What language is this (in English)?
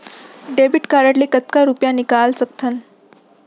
Chhattisgarhi